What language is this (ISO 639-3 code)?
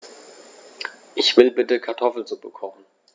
deu